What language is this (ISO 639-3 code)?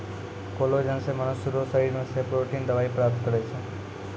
mai